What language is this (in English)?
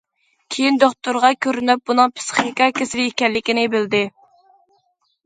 Uyghur